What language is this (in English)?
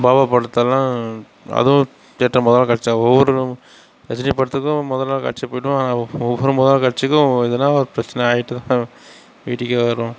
Tamil